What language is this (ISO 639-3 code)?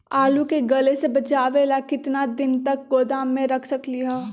mag